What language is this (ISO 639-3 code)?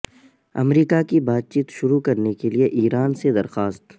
urd